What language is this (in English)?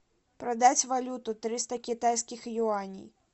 Russian